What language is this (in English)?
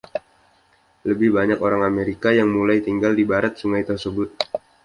Indonesian